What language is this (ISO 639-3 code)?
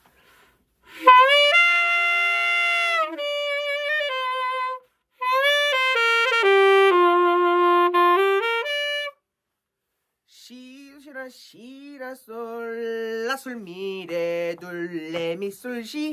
kor